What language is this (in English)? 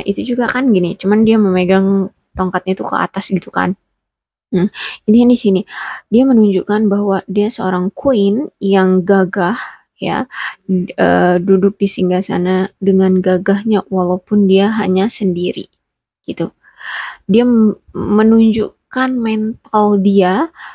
Indonesian